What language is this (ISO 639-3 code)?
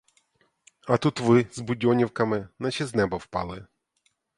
ukr